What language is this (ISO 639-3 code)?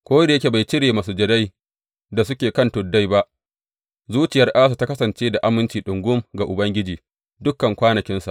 hau